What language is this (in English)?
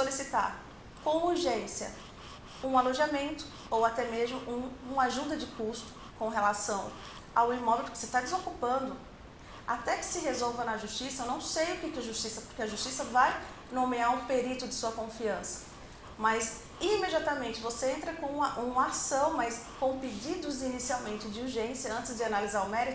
Portuguese